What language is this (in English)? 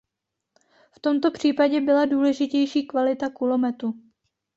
Czech